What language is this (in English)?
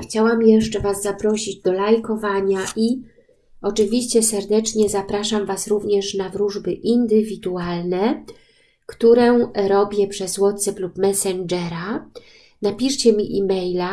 Polish